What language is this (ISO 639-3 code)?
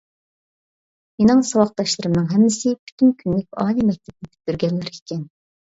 uig